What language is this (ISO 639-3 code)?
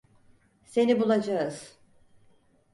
tur